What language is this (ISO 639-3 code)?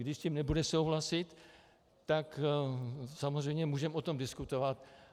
ces